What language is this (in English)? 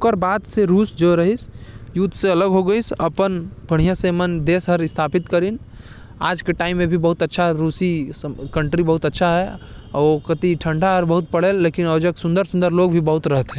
Korwa